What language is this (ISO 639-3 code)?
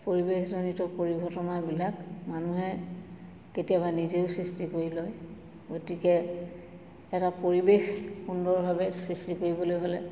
asm